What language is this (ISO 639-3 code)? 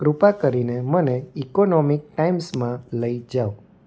guj